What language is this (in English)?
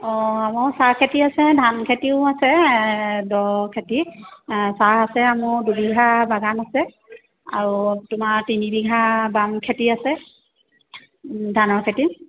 Assamese